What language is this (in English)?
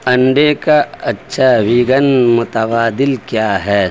Urdu